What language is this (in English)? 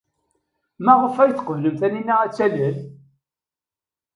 Kabyle